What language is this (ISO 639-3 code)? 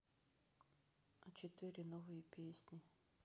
rus